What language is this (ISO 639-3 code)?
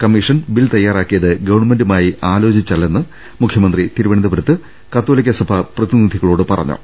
mal